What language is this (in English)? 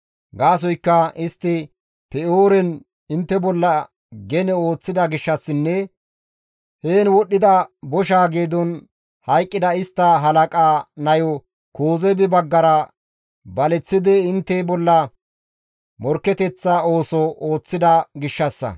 Gamo